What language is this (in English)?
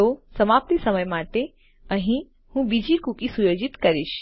Gujarati